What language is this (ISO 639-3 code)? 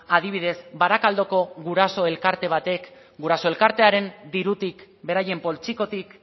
eus